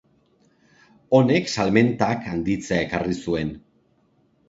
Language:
Basque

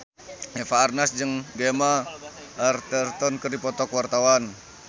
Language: Sundanese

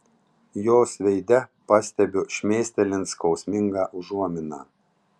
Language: Lithuanian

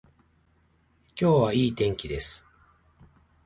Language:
Japanese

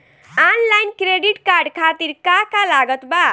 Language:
Bhojpuri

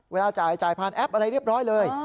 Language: Thai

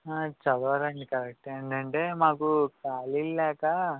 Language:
Telugu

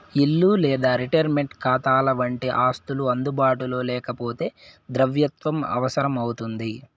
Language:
Telugu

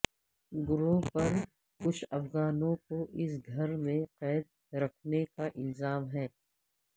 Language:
Urdu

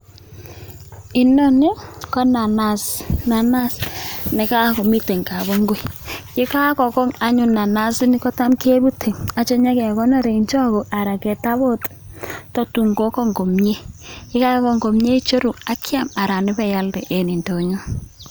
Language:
Kalenjin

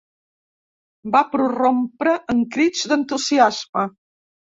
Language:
Catalan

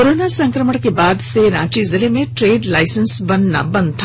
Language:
Hindi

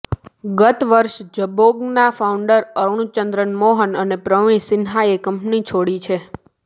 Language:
Gujarati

